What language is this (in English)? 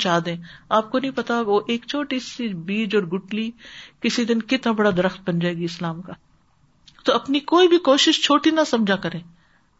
Urdu